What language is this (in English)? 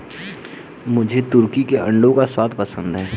Hindi